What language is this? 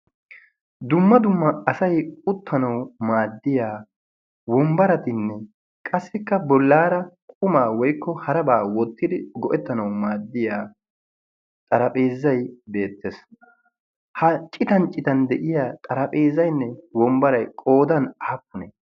Wolaytta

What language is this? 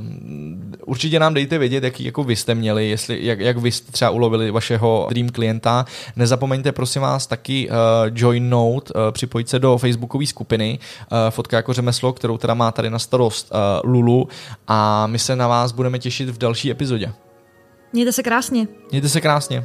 Czech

